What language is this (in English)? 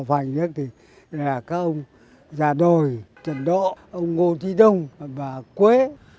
Vietnamese